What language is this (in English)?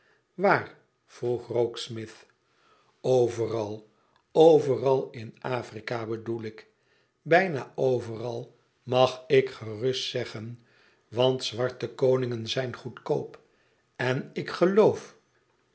Dutch